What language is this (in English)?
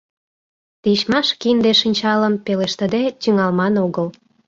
Mari